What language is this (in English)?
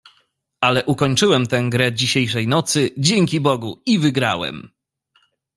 Polish